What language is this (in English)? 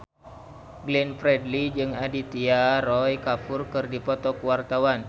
Sundanese